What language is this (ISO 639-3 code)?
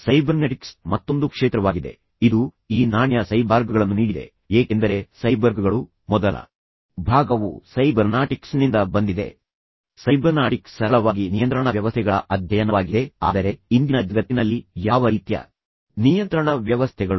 kan